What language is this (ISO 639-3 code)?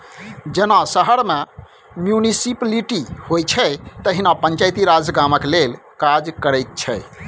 mai